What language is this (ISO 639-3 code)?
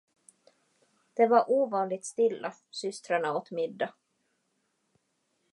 swe